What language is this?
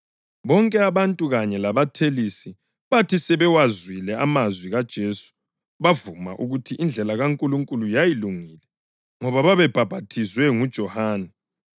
North Ndebele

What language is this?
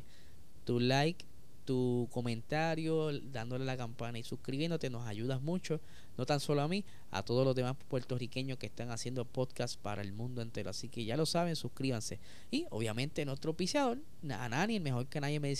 Spanish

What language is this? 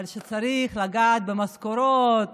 Hebrew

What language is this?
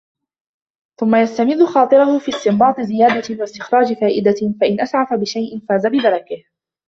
Arabic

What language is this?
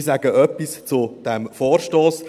Swiss German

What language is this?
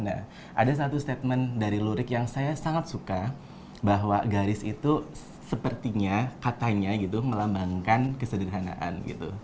Indonesian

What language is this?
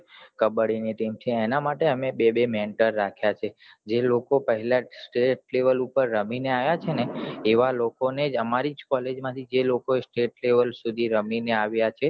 Gujarati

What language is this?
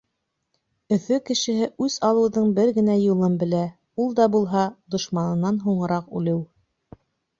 Bashkir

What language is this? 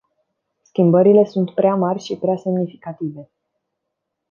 Romanian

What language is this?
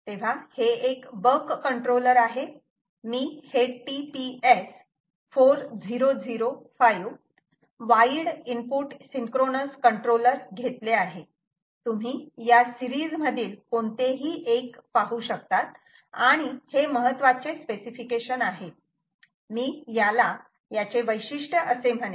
Marathi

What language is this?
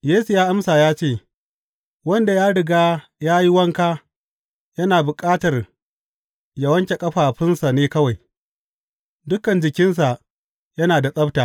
Hausa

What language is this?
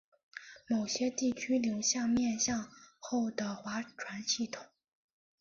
Chinese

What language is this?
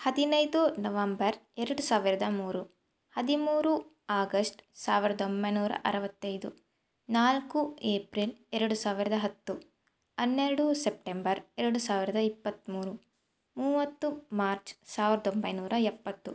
Kannada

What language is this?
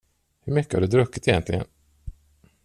Swedish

